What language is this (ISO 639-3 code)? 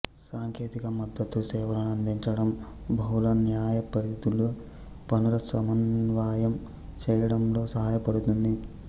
tel